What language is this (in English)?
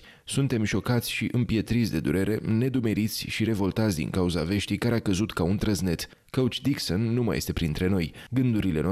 Romanian